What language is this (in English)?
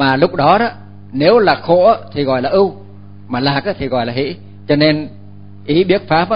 Vietnamese